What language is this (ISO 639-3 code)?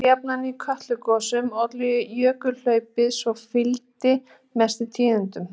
isl